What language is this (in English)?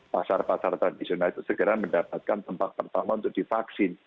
Indonesian